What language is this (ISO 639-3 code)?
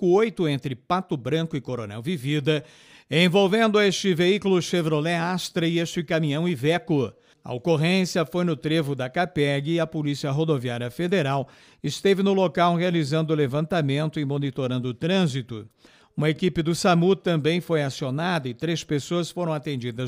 por